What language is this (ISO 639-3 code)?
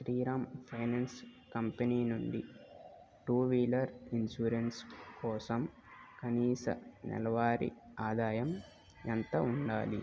tel